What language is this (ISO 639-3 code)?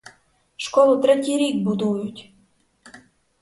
ukr